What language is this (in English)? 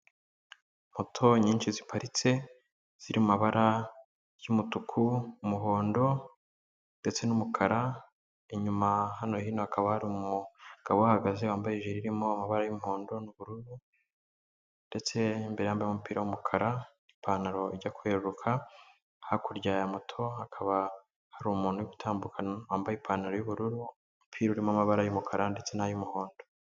Kinyarwanda